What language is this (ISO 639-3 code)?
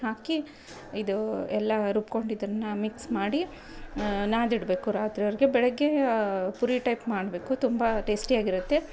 kan